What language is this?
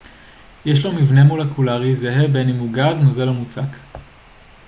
Hebrew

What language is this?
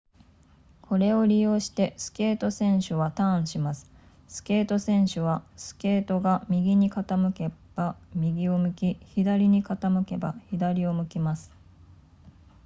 Japanese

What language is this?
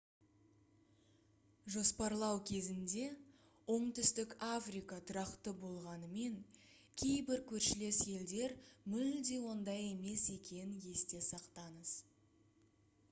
Kazakh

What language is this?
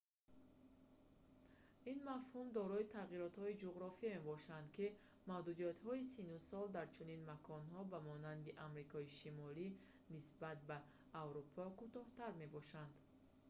Tajik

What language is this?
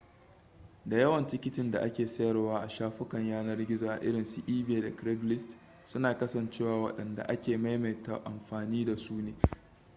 Hausa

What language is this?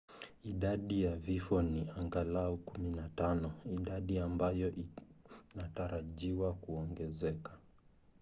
Swahili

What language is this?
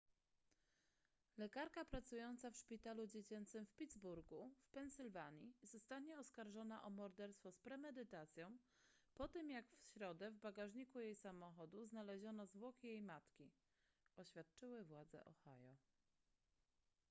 Polish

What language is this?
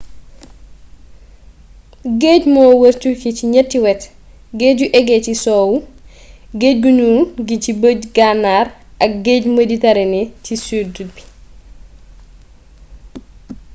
Wolof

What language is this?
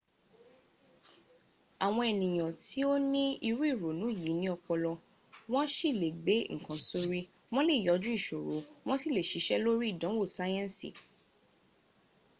Yoruba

